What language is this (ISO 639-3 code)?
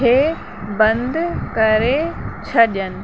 snd